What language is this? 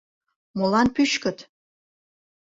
Mari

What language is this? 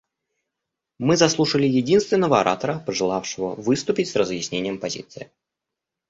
Russian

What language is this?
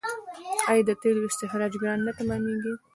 Pashto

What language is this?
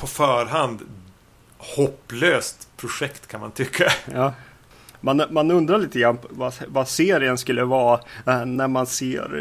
Swedish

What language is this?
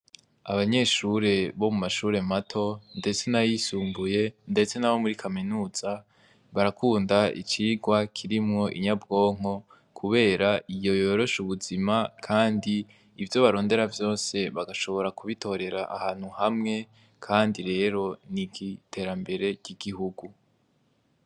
Rundi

